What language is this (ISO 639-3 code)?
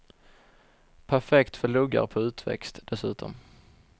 swe